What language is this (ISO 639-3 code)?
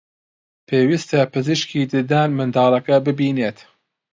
ckb